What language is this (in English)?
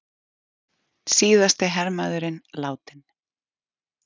Icelandic